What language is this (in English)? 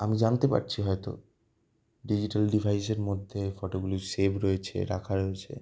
Bangla